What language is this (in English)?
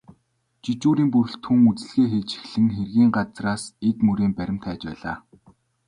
Mongolian